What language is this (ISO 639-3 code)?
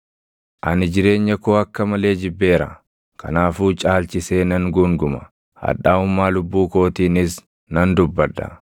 orm